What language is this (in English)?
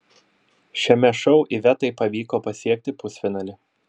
Lithuanian